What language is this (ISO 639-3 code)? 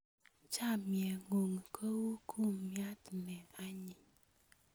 kln